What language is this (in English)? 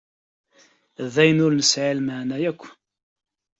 Kabyle